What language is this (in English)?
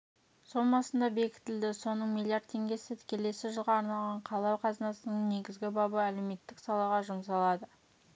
Kazakh